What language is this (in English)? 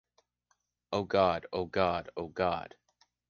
English